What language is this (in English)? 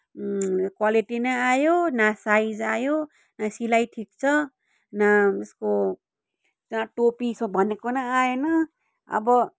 Nepali